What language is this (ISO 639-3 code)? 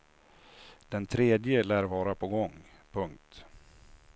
swe